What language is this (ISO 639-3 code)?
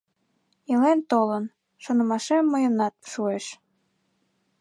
chm